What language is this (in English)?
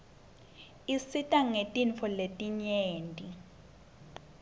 Swati